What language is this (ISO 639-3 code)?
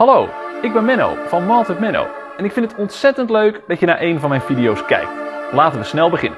nld